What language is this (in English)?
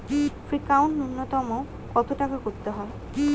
Bangla